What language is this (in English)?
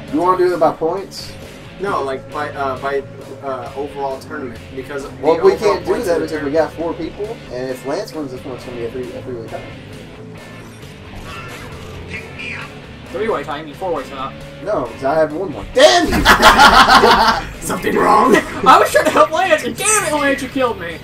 English